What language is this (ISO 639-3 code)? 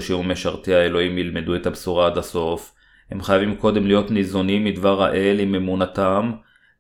heb